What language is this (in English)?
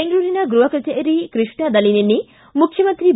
Kannada